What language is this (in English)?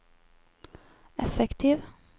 Norwegian